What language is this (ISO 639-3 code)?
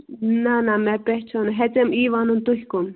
kas